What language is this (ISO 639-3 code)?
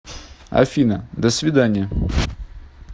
rus